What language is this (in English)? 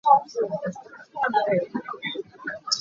Hakha Chin